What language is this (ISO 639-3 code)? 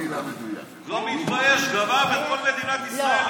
heb